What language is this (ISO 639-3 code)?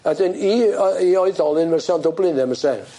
cym